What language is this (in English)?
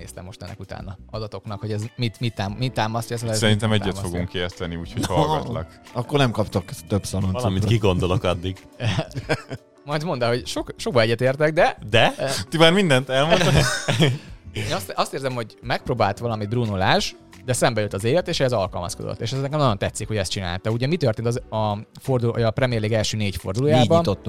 Hungarian